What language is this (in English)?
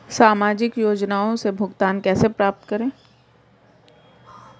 Hindi